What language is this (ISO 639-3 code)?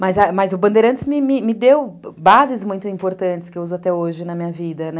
por